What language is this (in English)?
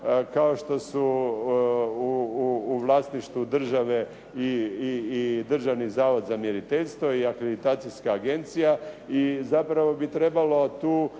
Croatian